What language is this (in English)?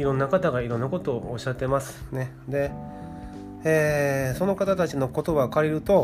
Japanese